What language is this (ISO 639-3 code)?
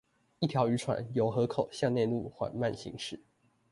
zho